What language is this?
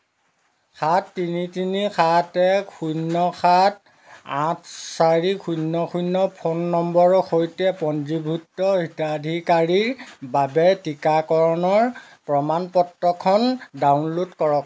Assamese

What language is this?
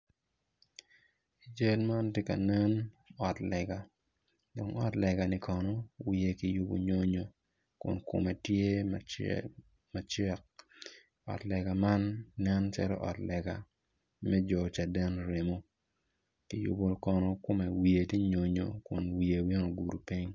Acoli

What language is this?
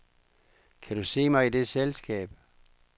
Danish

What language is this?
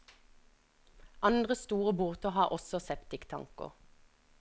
Norwegian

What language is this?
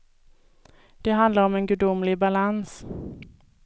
Swedish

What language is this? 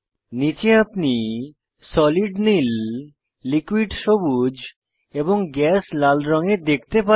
Bangla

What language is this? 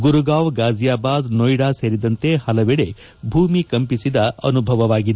Kannada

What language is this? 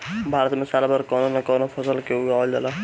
Bhojpuri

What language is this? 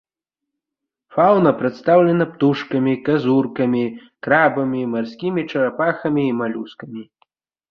Belarusian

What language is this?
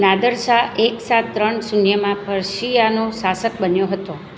Gujarati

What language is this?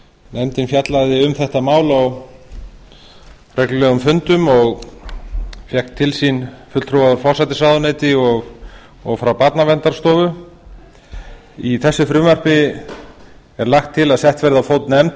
Icelandic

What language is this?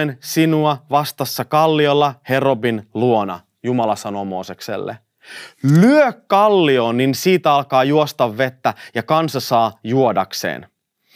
Finnish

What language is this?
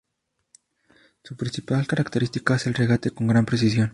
Spanish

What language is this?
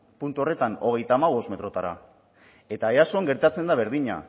Basque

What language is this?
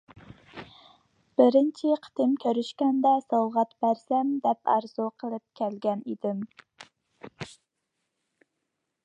Uyghur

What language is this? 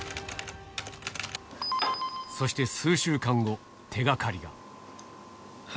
Japanese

